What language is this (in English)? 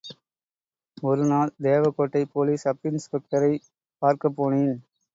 Tamil